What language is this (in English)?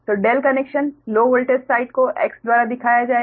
Hindi